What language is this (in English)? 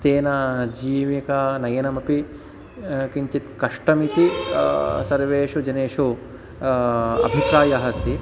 Sanskrit